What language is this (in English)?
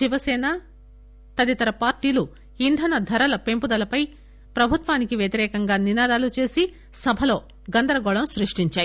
Telugu